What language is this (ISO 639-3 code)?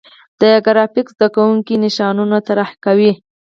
pus